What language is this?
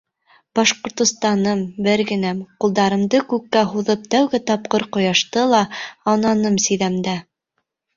Bashkir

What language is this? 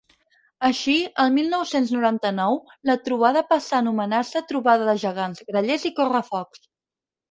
Catalan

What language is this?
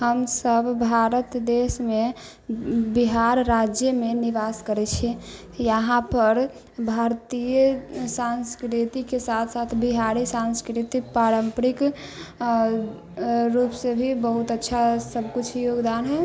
Maithili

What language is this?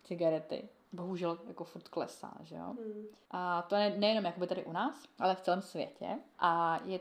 Czech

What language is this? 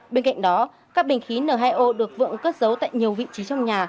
Vietnamese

